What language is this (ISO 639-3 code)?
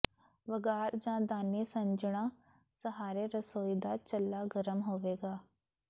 pan